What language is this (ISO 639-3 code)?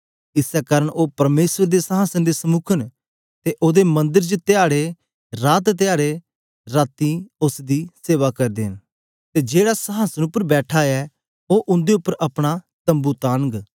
doi